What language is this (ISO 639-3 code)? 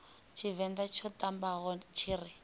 ven